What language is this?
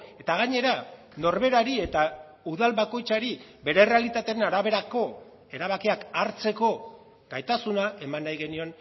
Basque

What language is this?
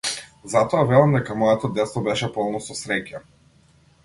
Macedonian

